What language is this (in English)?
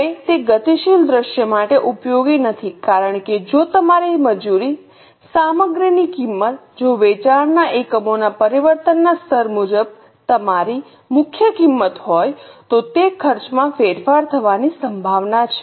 Gujarati